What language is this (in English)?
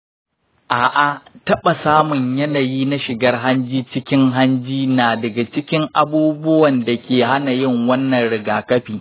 Hausa